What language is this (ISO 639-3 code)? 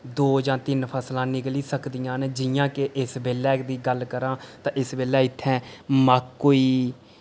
doi